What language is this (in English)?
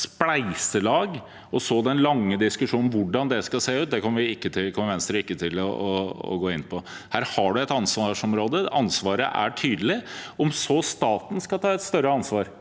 Norwegian